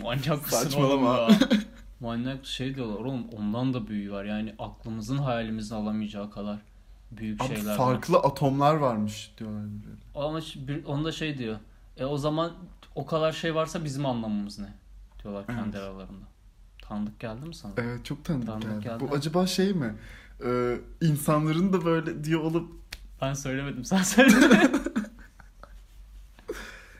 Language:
Turkish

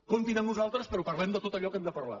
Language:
Catalan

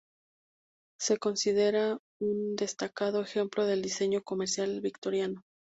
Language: Spanish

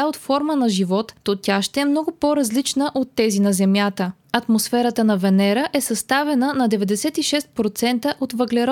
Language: Bulgarian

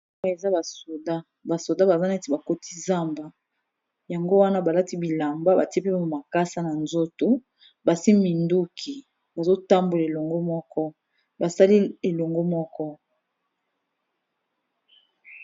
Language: Lingala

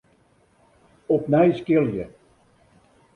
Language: Western Frisian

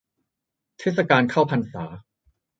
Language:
Thai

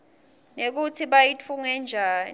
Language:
Swati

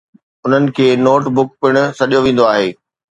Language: Sindhi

